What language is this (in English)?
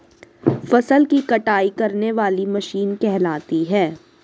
Hindi